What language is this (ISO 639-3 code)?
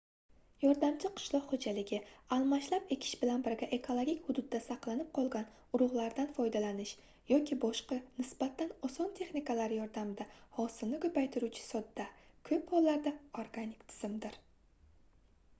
uzb